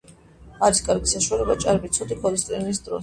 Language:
Georgian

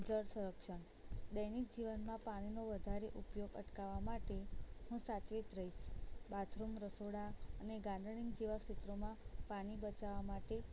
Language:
Gujarati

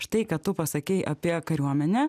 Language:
Lithuanian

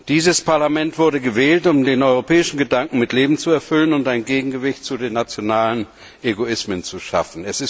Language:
German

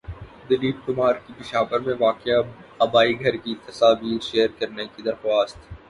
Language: Urdu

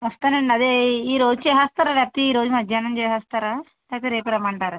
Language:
Telugu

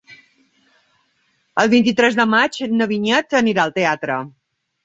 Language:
Catalan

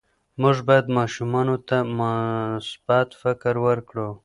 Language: Pashto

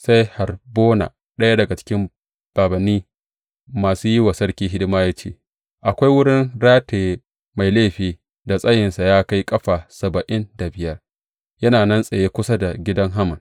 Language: Hausa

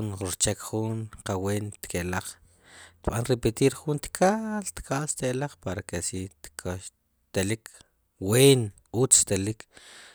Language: Sipacapense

